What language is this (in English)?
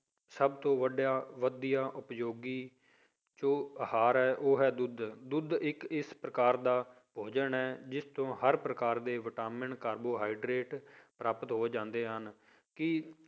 Punjabi